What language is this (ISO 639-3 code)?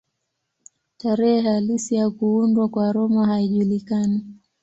swa